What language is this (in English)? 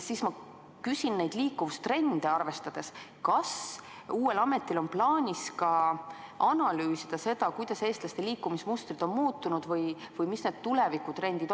Estonian